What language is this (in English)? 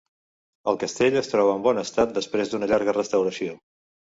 Catalan